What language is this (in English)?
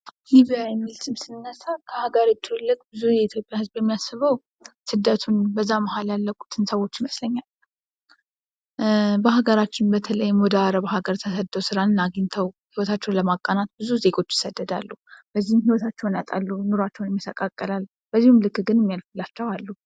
Amharic